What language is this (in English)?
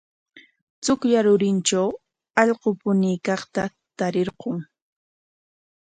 Corongo Ancash Quechua